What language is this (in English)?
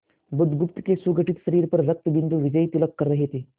Hindi